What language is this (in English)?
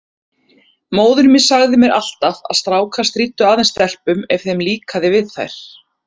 Icelandic